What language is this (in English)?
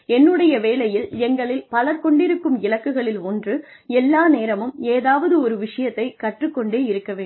Tamil